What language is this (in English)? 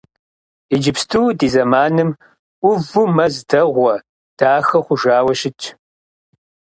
Kabardian